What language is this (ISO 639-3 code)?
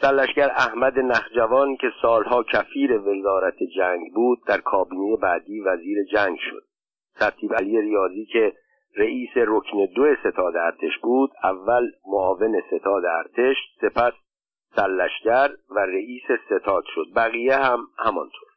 fas